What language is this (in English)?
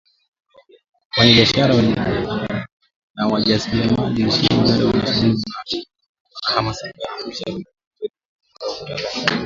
Swahili